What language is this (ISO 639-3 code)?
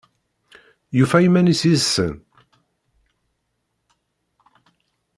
kab